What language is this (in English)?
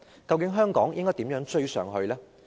Cantonese